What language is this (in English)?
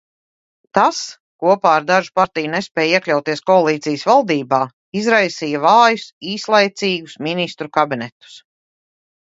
Latvian